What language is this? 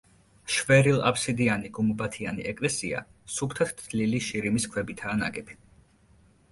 Georgian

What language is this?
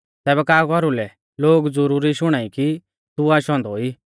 Mahasu Pahari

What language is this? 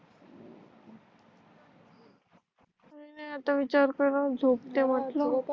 Marathi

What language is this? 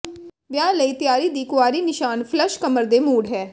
Punjabi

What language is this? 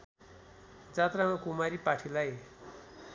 Nepali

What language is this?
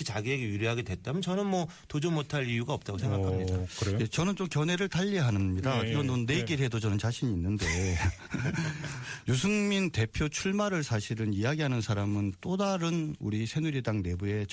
Korean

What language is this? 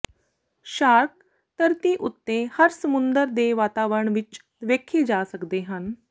Punjabi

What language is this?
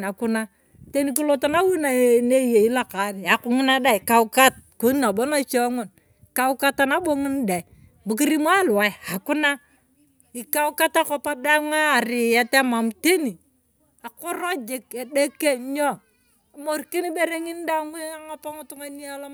Turkana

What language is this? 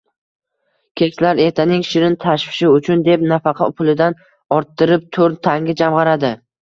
Uzbek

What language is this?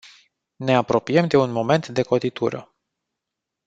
Romanian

